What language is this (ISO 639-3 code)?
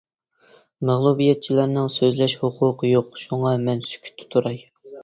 uig